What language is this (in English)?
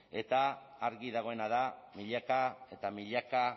Basque